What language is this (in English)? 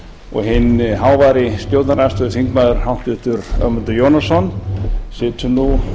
Icelandic